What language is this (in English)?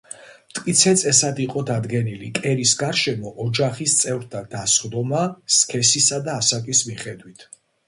Georgian